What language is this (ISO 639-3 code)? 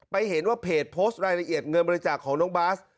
tha